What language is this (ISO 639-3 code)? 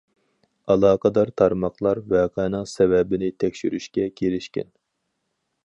uig